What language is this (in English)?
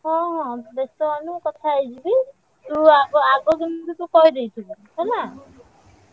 Odia